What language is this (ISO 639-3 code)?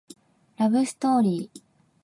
jpn